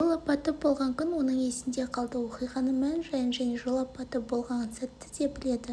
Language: Kazakh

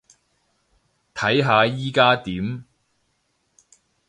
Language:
Cantonese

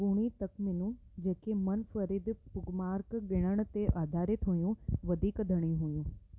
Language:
Sindhi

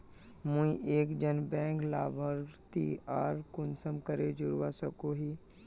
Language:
Magahi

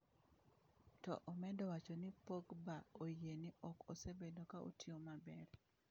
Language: Luo (Kenya and Tanzania)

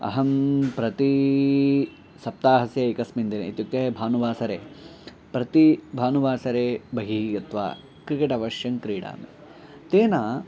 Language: Sanskrit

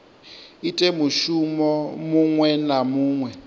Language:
Venda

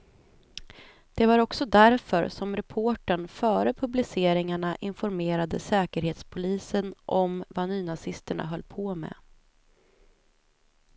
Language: Swedish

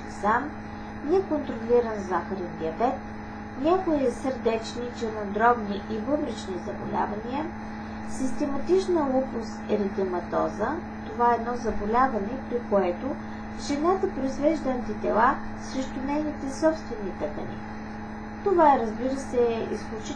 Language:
Bulgarian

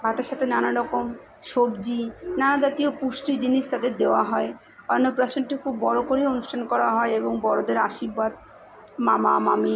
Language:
Bangla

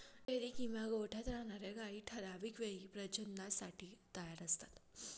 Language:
Marathi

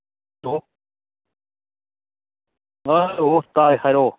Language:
Manipuri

